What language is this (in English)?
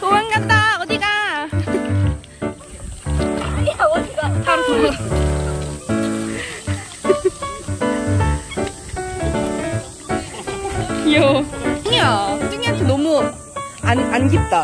Korean